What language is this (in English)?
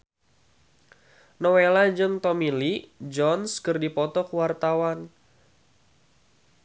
Sundanese